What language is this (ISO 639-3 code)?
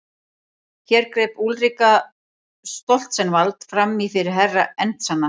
isl